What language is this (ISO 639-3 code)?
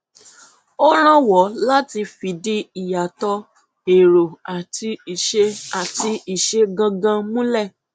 yor